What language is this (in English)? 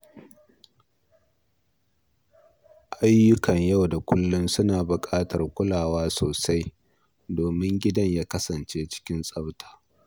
Hausa